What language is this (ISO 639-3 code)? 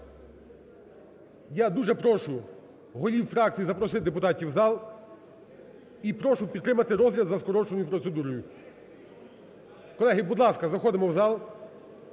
ukr